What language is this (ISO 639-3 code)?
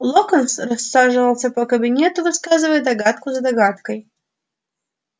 rus